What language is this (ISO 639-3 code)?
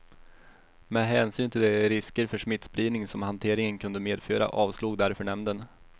swe